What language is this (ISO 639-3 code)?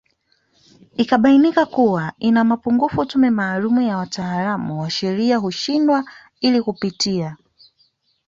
swa